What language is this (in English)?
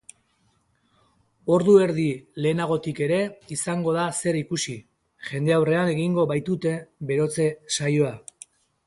Basque